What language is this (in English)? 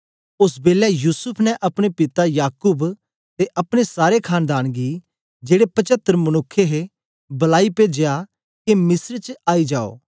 Dogri